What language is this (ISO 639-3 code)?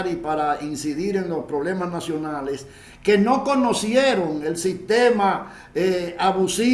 spa